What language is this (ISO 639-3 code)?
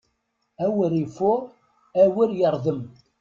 kab